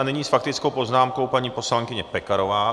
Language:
Czech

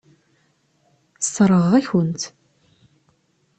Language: Kabyle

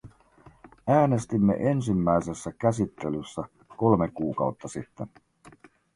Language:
Finnish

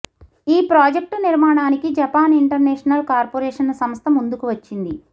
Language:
Telugu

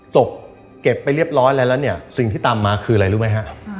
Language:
Thai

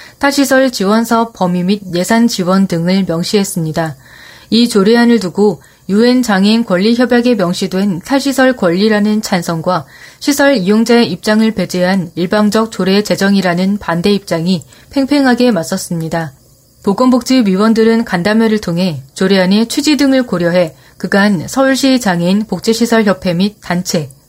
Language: Korean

